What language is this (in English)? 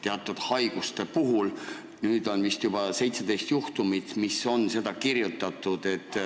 Estonian